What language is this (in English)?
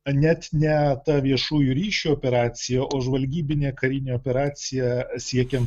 Lithuanian